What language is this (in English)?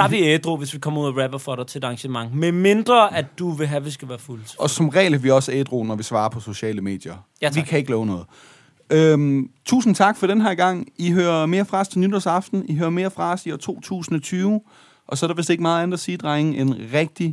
Danish